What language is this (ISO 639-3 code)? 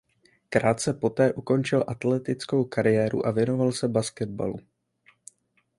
ces